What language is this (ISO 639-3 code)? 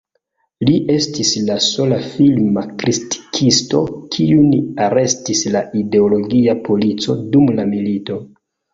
epo